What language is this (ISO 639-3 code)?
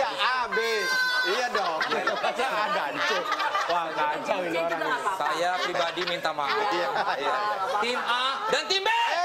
ind